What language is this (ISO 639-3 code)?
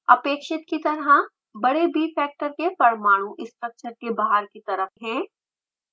hin